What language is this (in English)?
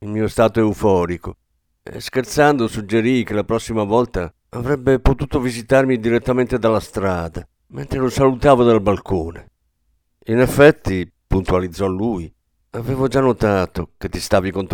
Italian